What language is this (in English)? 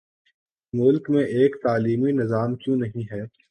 Urdu